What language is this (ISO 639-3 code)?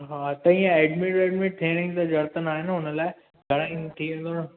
snd